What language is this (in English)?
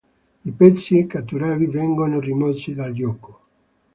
Italian